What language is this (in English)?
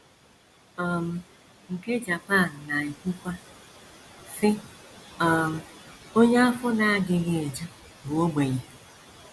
Igbo